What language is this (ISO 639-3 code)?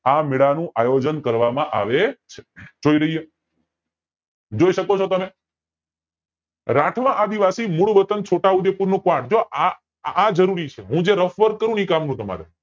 guj